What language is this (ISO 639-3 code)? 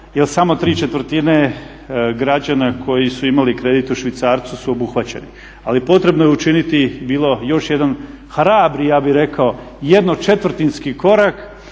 hrv